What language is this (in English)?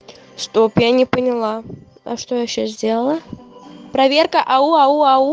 Russian